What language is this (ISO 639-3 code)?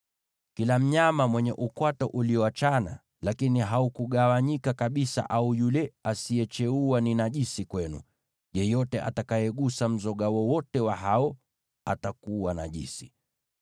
swa